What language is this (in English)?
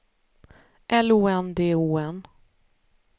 Swedish